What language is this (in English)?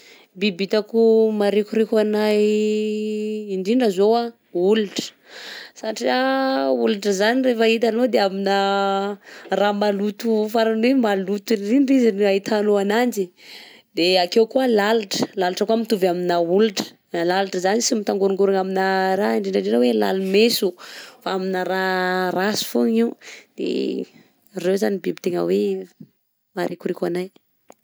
Southern Betsimisaraka Malagasy